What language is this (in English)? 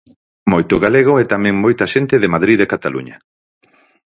Galician